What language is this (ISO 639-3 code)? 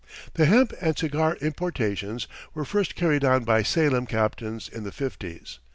eng